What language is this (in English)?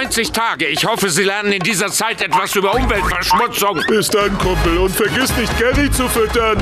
German